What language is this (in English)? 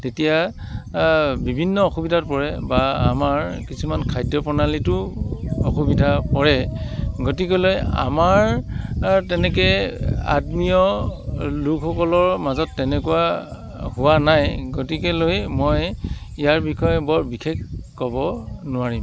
Assamese